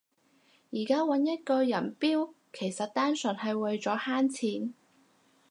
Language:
Cantonese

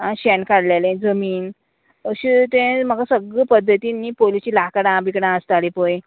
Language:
Konkani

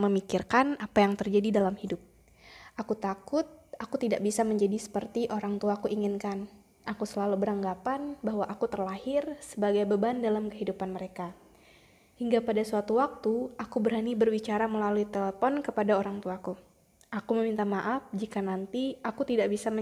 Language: Indonesian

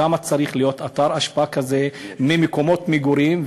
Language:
Hebrew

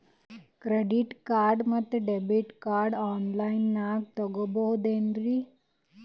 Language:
Kannada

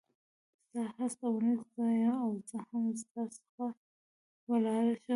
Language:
Pashto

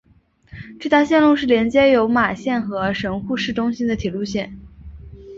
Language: Chinese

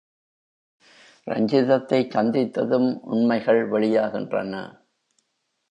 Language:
Tamil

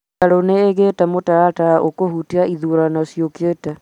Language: Kikuyu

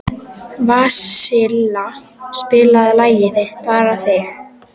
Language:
Icelandic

